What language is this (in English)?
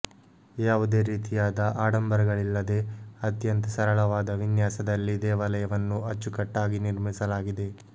Kannada